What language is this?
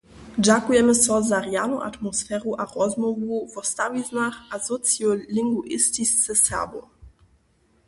Upper Sorbian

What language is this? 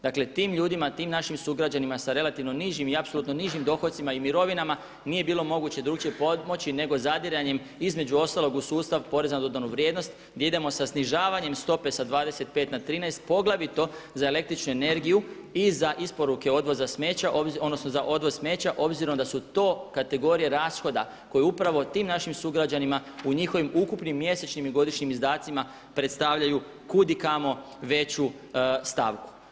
Croatian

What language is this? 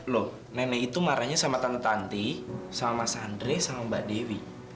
Indonesian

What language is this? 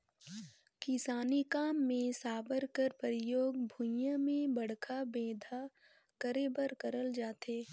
Chhattisgarhi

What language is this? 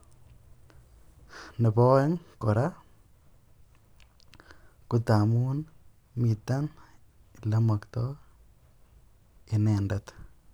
Kalenjin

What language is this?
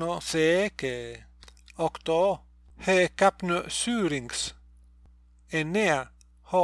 Greek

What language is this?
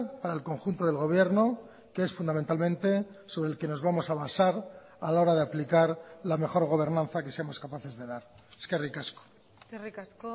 Spanish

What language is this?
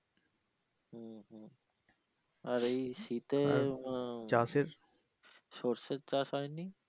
Bangla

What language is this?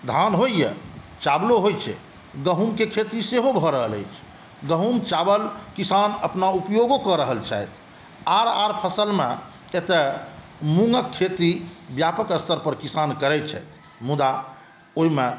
Maithili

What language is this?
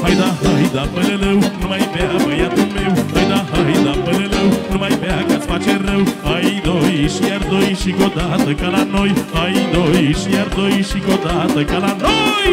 Romanian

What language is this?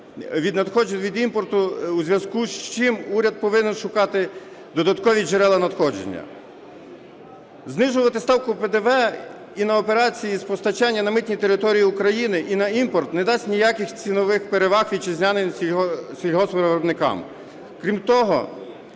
Ukrainian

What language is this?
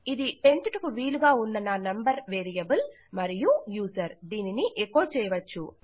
Telugu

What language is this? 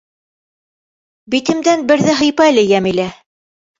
Bashkir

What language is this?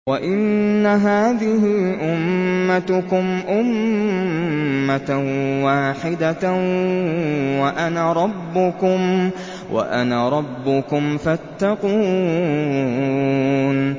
Arabic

